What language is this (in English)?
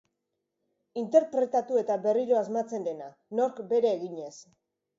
Basque